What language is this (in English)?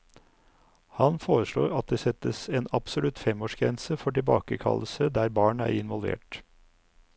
Norwegian